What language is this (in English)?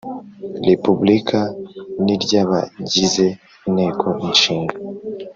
Kinyarwanda